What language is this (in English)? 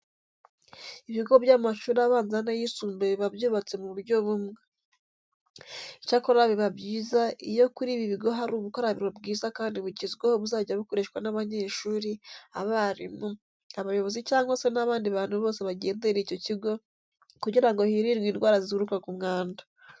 Kinyarwanda